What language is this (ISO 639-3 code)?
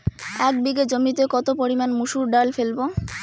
ben